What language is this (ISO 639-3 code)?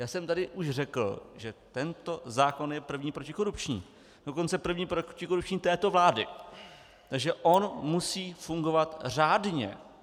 ces